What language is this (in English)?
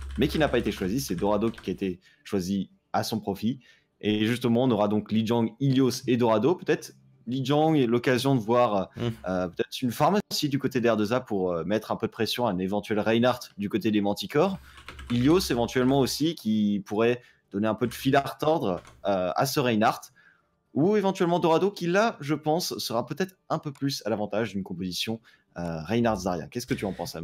French